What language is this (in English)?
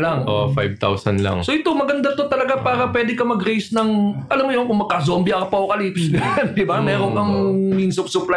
Filipino